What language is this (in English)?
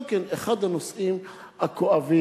Hebrew